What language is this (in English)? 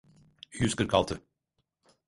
Turkish